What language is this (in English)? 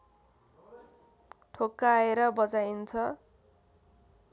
Nepali